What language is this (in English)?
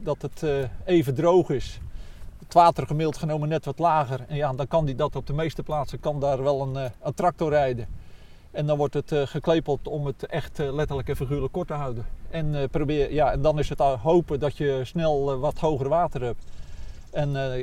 Dutch